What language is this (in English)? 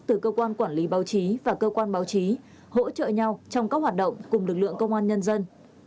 Vietnamese